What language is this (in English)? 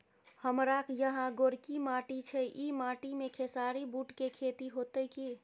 Maithili